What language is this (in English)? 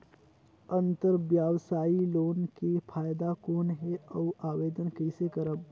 Chhattisgarhi